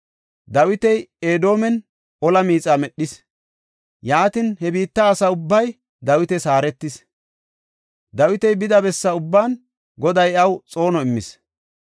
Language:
Gofa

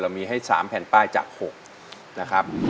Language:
Thai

